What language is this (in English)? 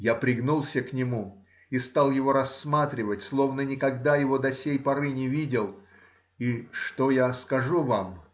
Russian